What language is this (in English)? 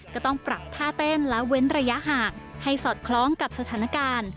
Thai